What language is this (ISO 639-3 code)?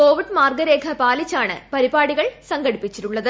mal